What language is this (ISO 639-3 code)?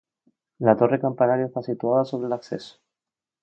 spa